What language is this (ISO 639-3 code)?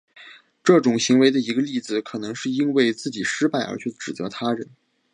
zho